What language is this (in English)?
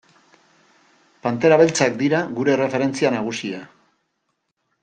Basque